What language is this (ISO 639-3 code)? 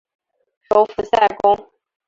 zho